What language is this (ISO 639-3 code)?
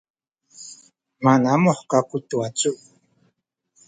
szy